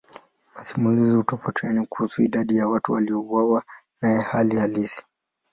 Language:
Swahili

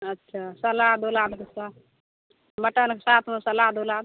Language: Maithili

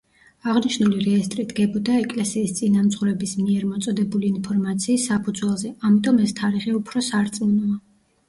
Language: Georgian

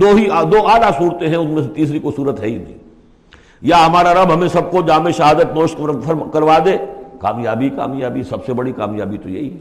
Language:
Urdu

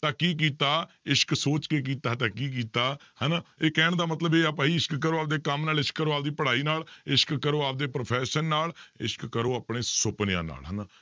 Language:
Punjabi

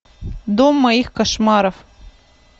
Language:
Russian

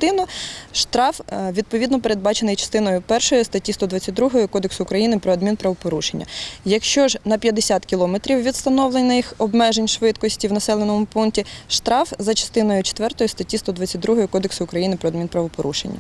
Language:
Ukrainian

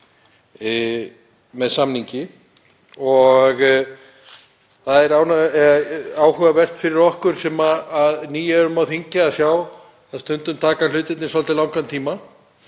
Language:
Icelandic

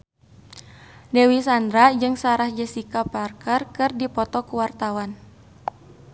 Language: Sundanese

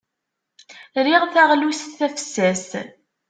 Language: Kabyle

